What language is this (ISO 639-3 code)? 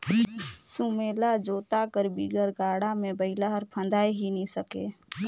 hne